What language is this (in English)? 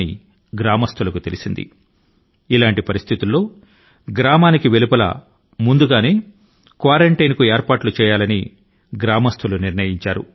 Telugu